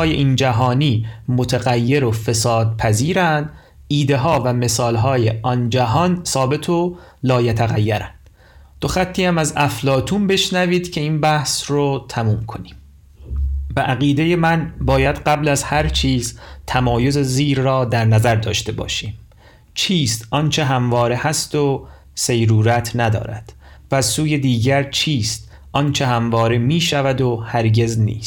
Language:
Persian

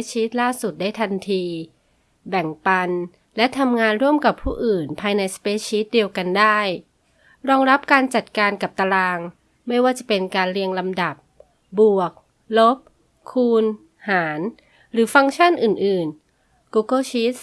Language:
Thai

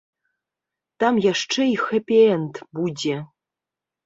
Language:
Belarusian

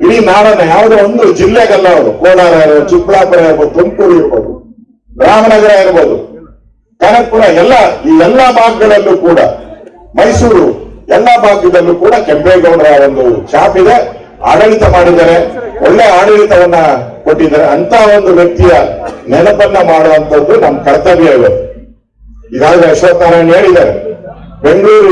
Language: Turkish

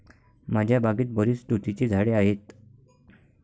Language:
Marathi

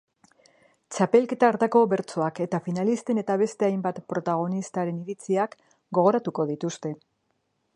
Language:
Basque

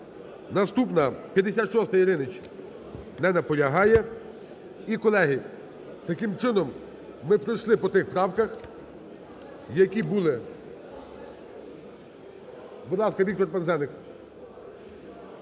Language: Ukrainian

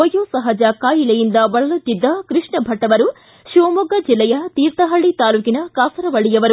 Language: Kannada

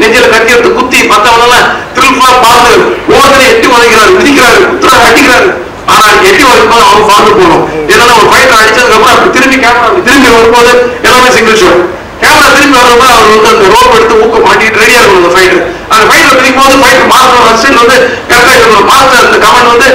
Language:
Tamil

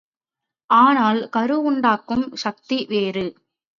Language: Tamil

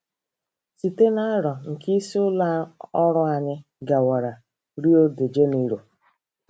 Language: Igbo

